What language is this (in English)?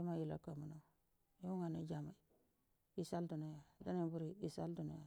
Buduma